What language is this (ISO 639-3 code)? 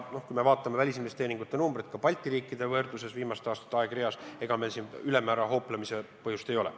est